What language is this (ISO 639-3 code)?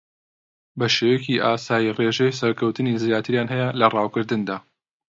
ckb